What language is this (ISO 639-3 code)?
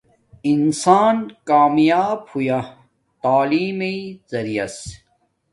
dmk